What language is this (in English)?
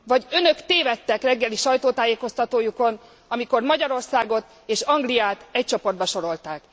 Hungarian